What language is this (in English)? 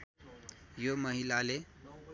Nepali